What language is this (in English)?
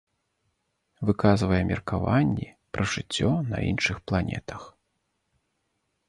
Belarusian